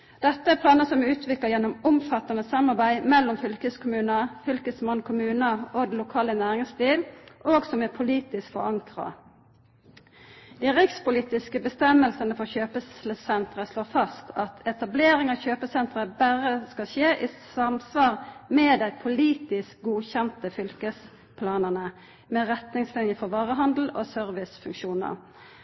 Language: Norwegian Nynorsk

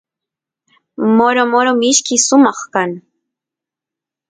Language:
Santiago del Estero Quichua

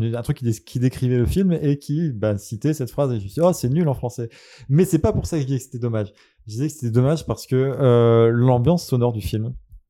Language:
French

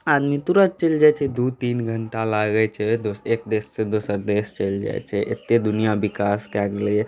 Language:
Maithili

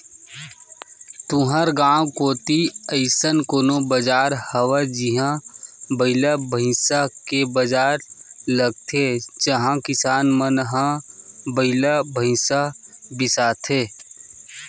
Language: Chhattisgarhi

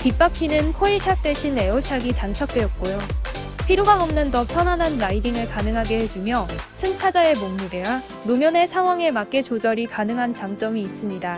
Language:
Korean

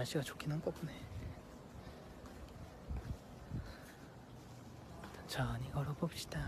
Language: Korean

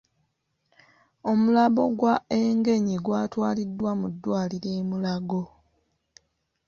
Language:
Ganda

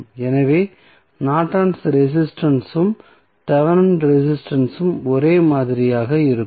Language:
Tamil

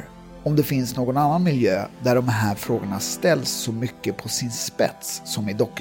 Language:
Swedish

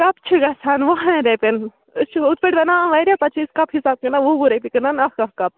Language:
Kashmiri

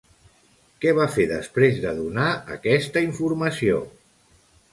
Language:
Catalan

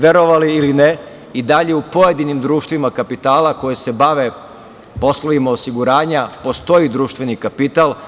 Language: Serbian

